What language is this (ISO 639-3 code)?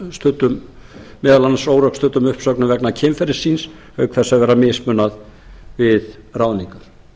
isl